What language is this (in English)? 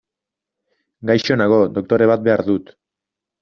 Basque